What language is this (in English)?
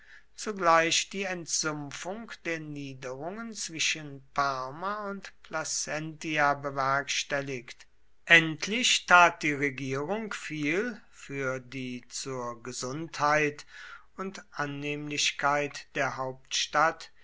German